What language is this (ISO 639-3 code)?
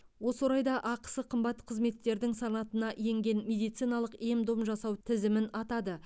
kaz